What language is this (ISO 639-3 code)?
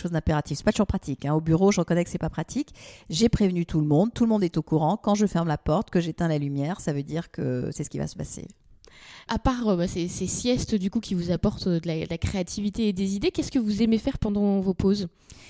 fra